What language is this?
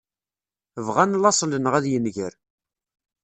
Kabyle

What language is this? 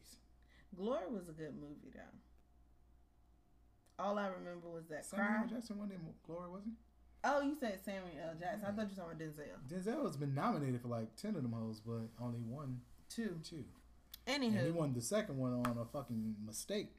English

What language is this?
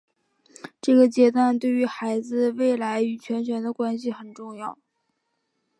Chinese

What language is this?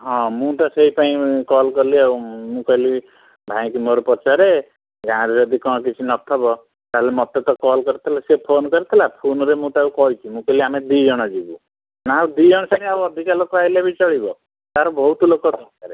Odia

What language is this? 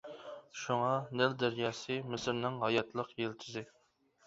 Uyghur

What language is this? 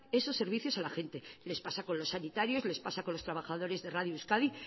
Spanish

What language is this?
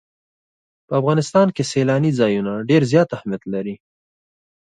Pashto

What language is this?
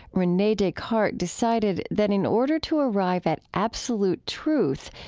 English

